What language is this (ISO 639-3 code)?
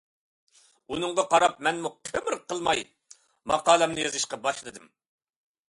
uig